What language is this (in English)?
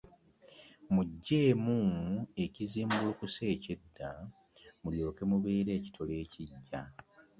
Ganda